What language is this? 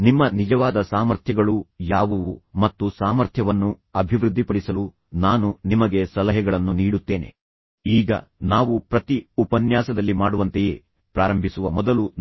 Kannada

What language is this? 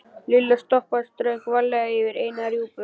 Icelandic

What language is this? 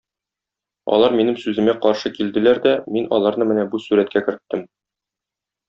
Tatar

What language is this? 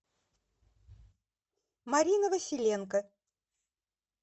Russian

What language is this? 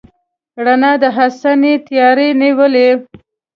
Pashto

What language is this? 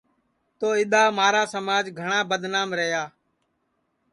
Sansi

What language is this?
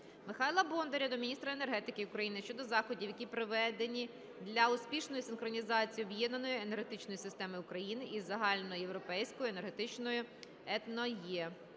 Ukrainian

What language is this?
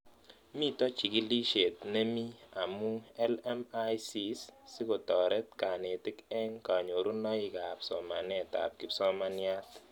Kalenjin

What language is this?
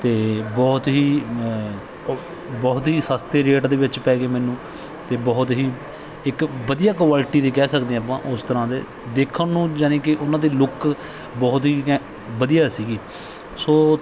Punjabi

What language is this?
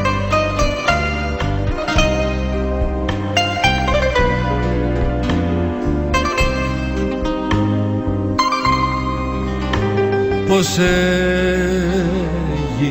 Greek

